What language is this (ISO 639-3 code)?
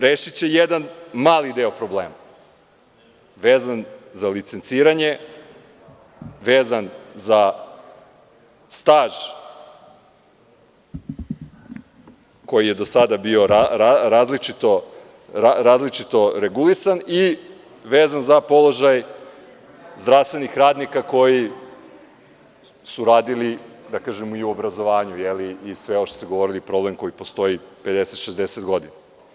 srp